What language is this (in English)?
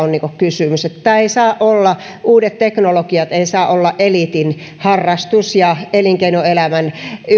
Finnish